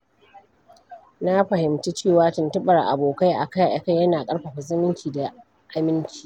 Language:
Hausa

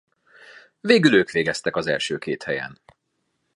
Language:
Hungarian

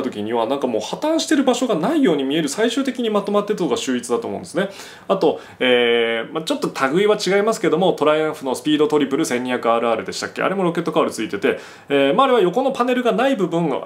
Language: Japanese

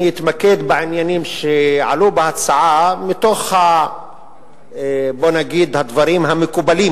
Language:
Hebrew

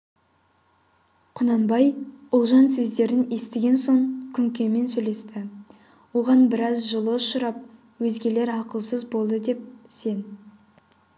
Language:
Kazakh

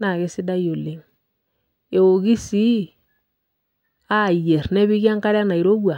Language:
Masai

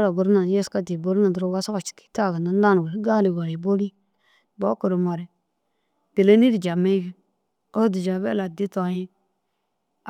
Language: Dazaga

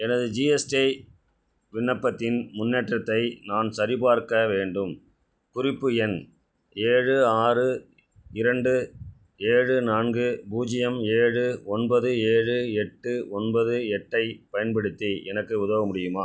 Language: Tamil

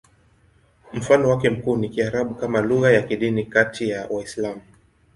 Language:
Swahili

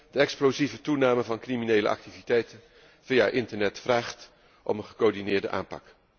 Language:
Dutch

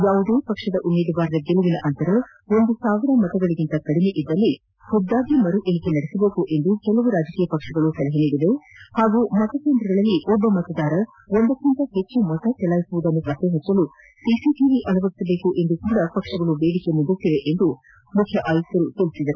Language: Kannada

